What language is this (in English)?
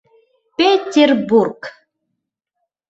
Mari